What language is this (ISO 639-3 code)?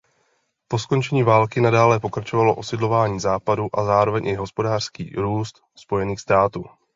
ces